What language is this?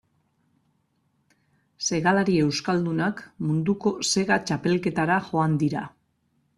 Basque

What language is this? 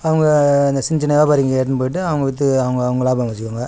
Tamil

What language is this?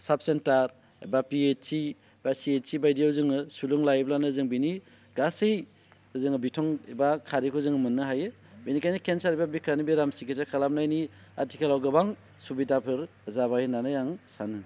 Bodo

